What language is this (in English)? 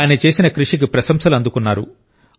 Telugu